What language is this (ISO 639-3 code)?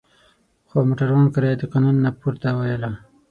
pus